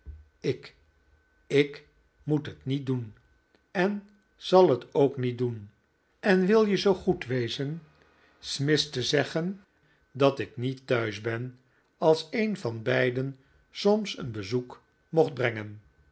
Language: Dutch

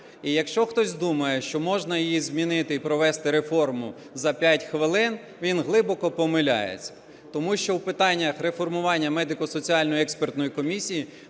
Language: Ukrainian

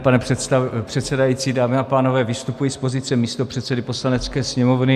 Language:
Czech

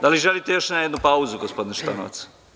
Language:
Serbian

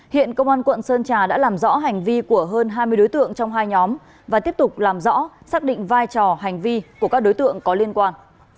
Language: Vietnamese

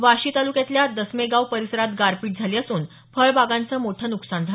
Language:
Marathi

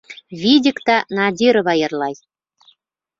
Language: Bashkir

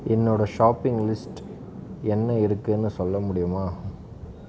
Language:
Tamil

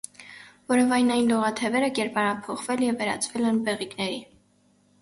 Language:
Armenian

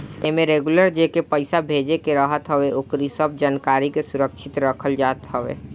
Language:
Bhojpuri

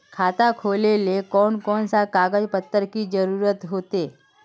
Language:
Magahi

